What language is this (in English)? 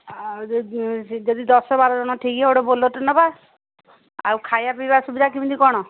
Odia